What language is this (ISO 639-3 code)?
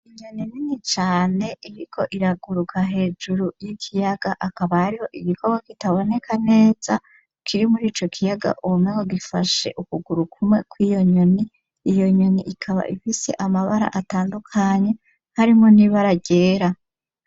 run